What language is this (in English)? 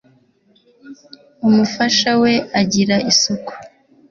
Kinyarwanda